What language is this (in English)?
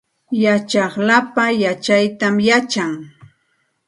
Santa Ana de Tusi Pasco Quechua